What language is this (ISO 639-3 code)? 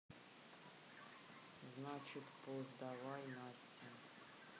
rus